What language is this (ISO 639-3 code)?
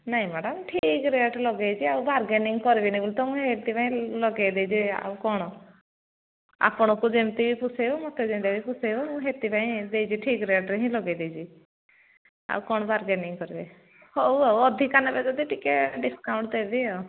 ori